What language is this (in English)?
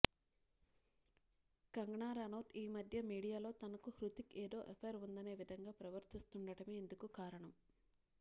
Telugu